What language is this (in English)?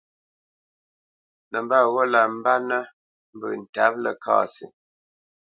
Bamenyam